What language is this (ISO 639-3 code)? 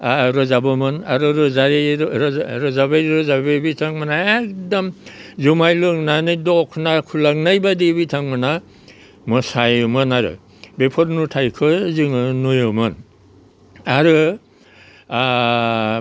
brx